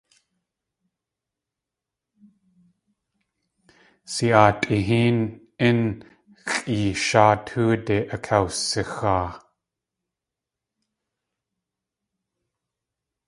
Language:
Tlingit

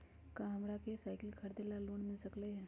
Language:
Magahi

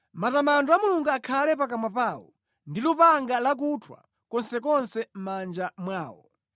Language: Nyanja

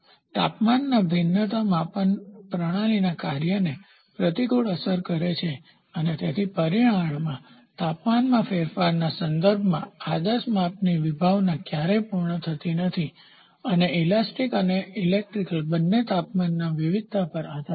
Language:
Gujarati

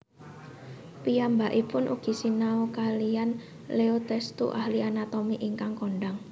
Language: Javanese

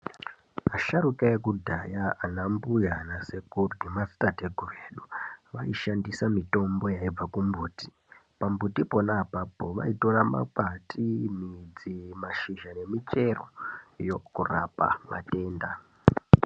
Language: Ndau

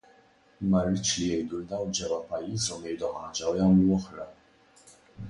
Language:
Maltese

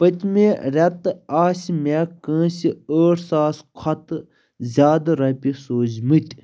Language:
Kashmiri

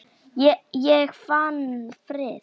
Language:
Icelandic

